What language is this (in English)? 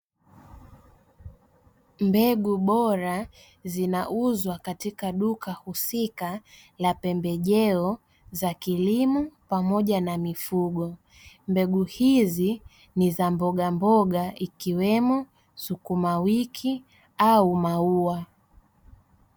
Swahili